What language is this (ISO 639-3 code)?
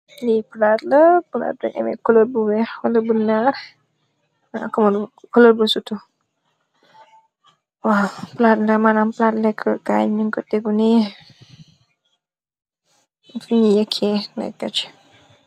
wol